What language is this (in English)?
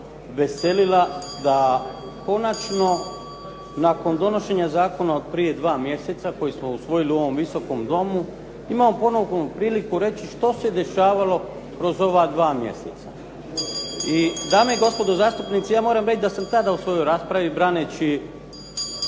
Croatian